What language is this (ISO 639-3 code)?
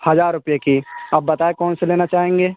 urd